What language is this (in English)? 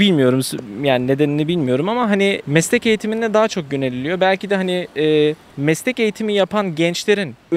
Turkish